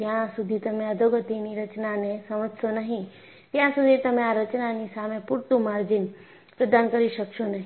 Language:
Gujarati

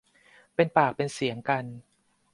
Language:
Thai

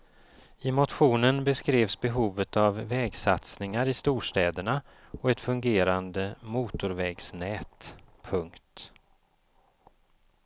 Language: Swedish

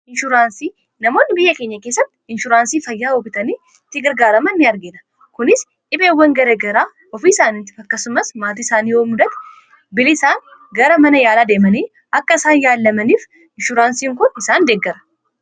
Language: Oromo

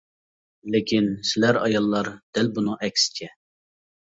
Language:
Uyghur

